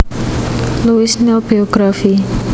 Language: Javanese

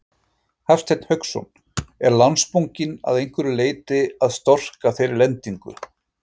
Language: Icelandic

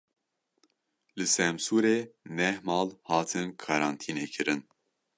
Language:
Kurdish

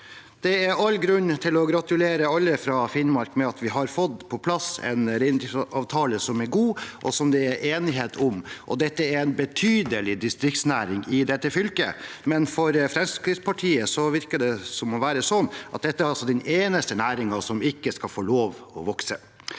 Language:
Norwegian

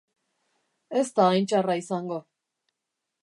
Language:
Basque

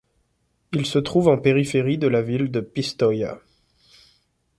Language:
French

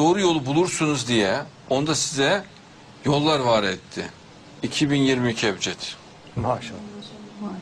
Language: Turkish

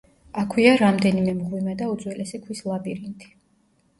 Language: Georgian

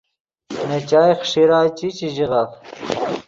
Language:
Yidgha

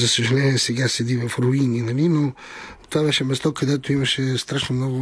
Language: Bulgarian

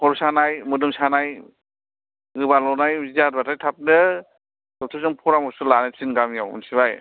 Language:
Bodo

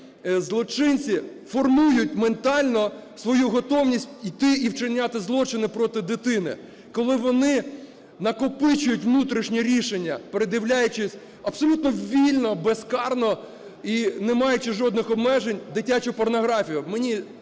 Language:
Ukrainian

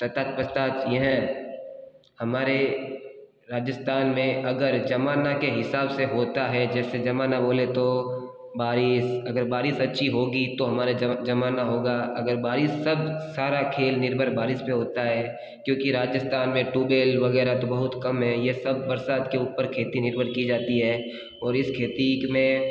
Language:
Hindi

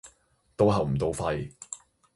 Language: Cantonese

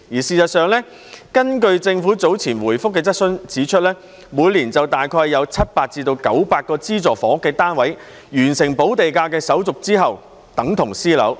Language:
Cantonese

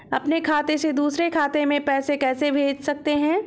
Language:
Hindi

